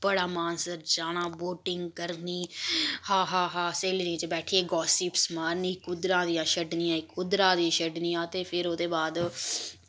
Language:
Dogri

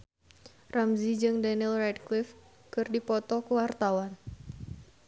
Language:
Sundanese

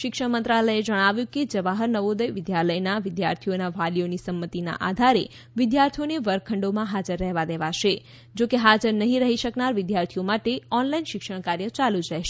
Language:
Gujarati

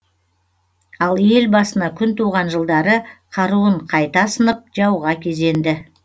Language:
Kazakh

